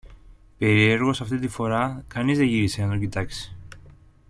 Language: Greek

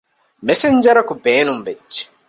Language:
Divehi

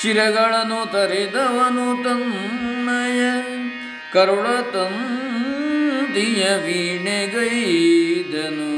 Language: Kannada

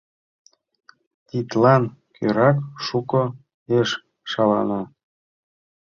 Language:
Mari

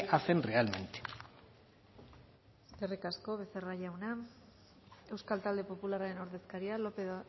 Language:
Basque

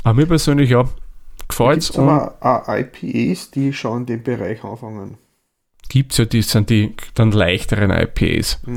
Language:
German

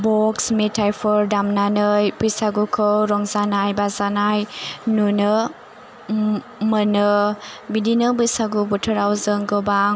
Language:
Bodo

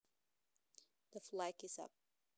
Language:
Javanese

